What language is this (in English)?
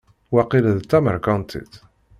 Kabyle